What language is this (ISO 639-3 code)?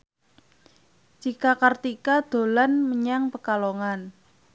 jav